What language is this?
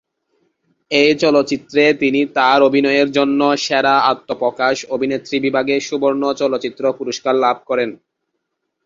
Bangla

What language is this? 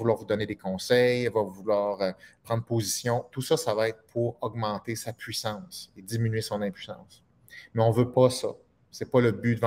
French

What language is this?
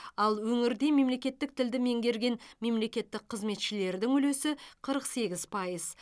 Kazakh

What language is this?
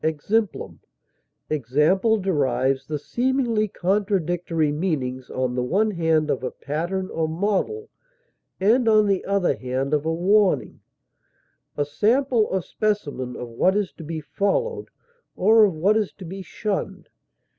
English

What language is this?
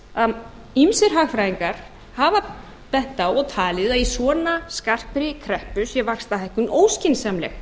Icelandic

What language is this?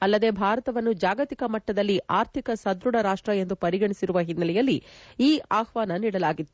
Kannada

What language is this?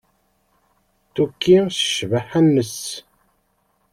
Kabyle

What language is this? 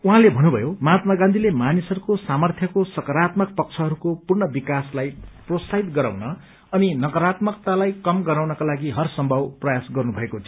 Nepali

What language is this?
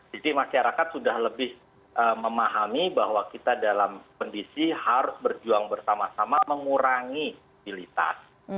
Indonesian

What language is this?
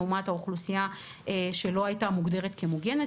Hebrew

